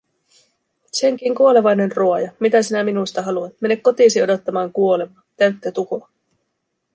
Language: Finnish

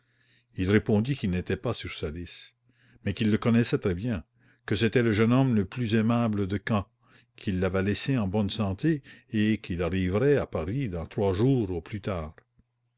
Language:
French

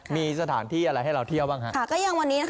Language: Thai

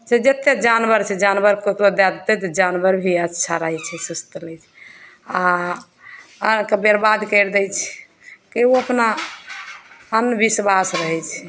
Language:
Maithili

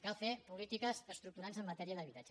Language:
Catalan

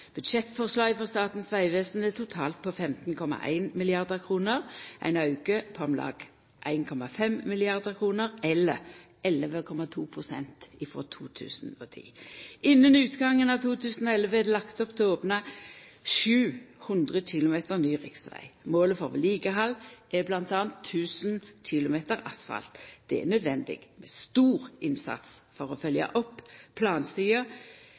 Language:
Norwegian Nynorsk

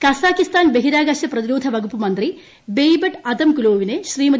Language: Malayalam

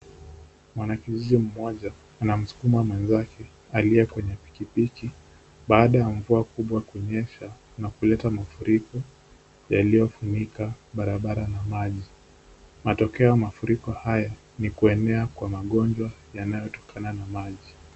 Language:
Swahili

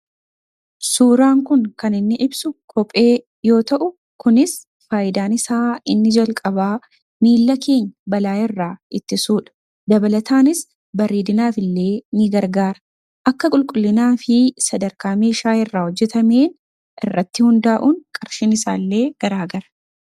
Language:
Oromo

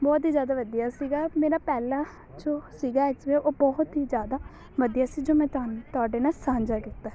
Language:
Punjabi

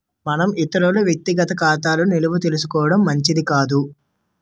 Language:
Telugu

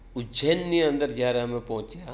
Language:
Gujarati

